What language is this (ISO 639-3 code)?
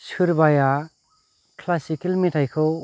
brx